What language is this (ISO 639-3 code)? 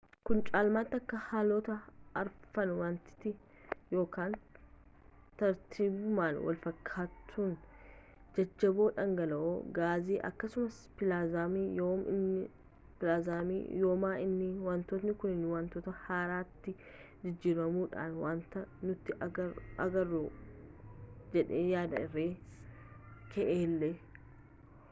orm